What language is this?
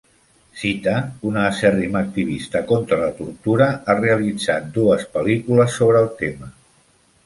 Catalan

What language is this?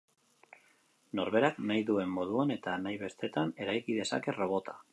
Basque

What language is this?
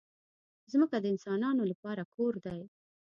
Pashto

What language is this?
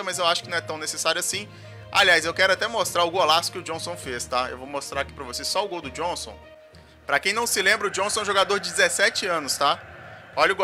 Portuguese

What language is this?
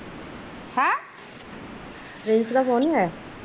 Punjabi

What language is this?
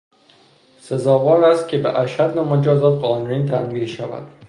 Persian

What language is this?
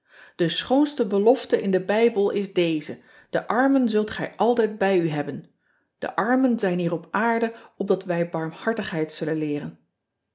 Dutch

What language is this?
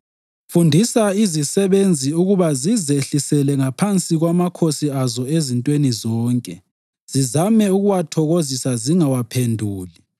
North Ndebele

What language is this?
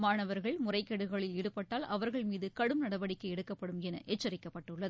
Tamil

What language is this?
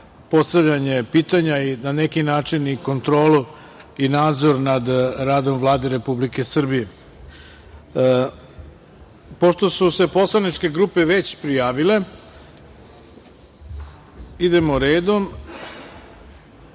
Serbian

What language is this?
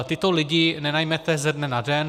Czech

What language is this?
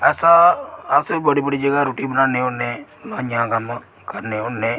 Dogri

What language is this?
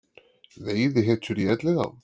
Icelandic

